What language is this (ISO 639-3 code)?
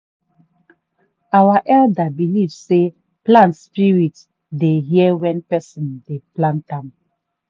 pcm